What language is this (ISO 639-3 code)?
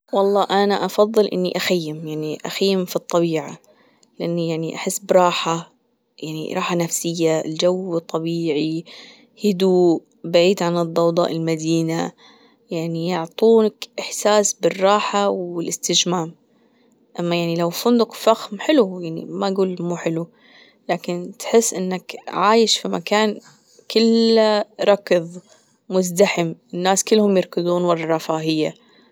afb